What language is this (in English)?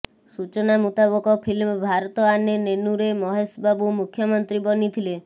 Odia